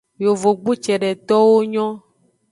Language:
Aja (Benin)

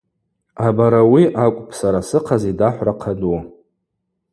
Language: Abaza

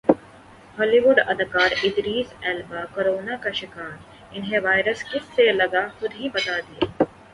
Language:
Urdu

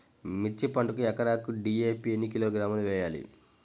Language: Telugu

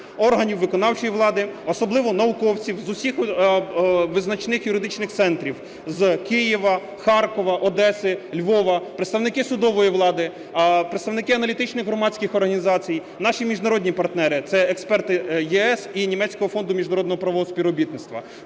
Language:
Ukrainian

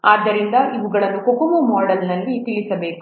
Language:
Kannada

